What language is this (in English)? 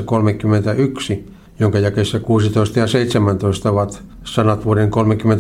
Finnish